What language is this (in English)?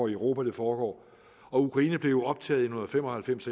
Danish